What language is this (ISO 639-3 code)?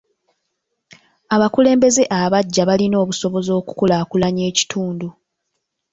lug